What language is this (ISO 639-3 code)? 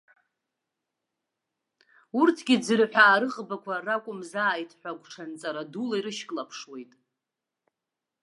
abk